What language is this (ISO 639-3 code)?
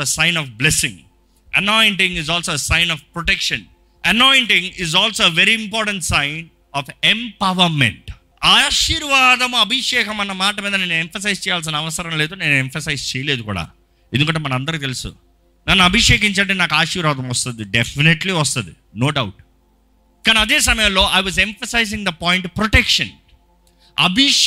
tel